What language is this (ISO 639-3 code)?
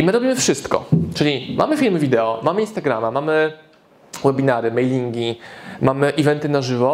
pol